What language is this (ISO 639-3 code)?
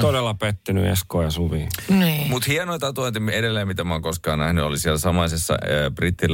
fin